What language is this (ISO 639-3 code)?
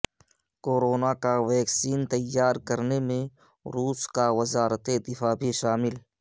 urd